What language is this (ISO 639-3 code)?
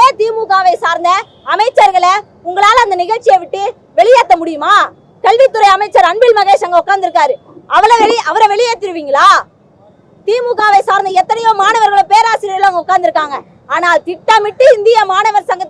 tur